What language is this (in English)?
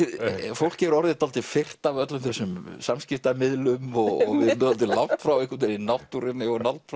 Icelandic